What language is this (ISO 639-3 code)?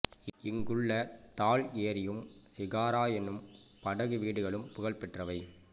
tam